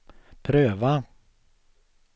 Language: Swedish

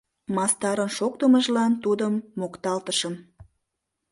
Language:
Mari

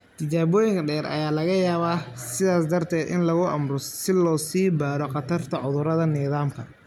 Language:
Somali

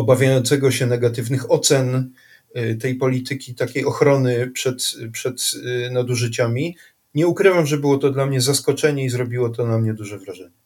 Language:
Polish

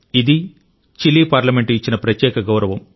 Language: Telugu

